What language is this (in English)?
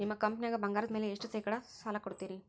Kannada